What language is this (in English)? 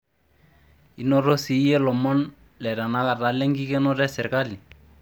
Masai